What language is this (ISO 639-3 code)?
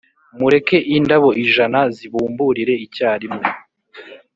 kin